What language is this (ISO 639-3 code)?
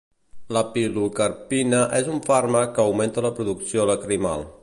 cat